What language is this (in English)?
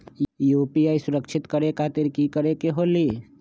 Magahi